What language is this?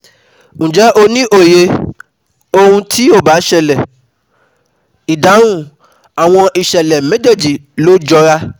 Yoruba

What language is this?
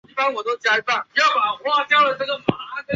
Chinese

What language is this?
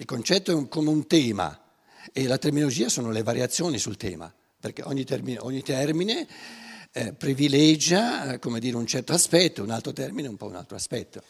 Italian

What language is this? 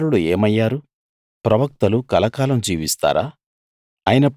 Telugu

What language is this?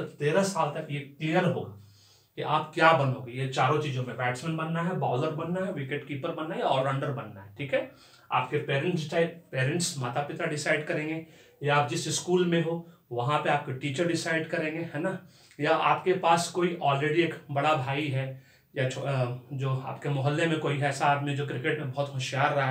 Hindi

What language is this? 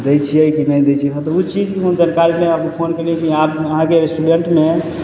Maithili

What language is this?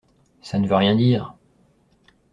French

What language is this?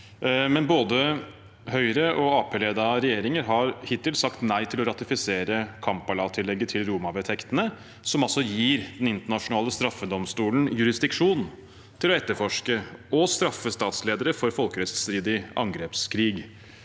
Norwegian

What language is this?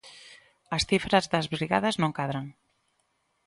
Galician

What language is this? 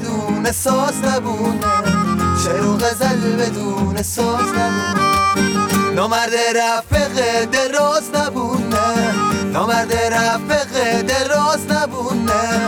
Persian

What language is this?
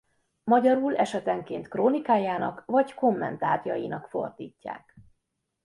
Hungarian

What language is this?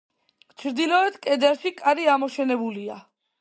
Georgian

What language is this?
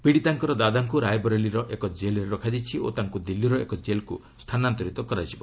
Odia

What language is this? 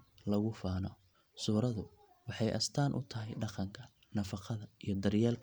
Somali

